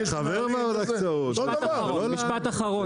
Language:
Hebrew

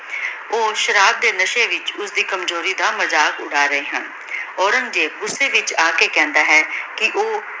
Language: Punjabi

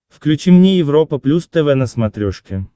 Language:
Russian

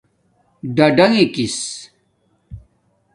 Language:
Domaaki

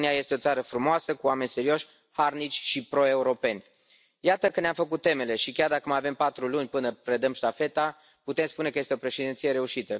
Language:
Romanian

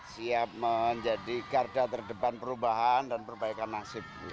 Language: Indonesian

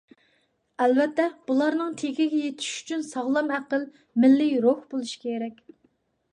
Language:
Uyghur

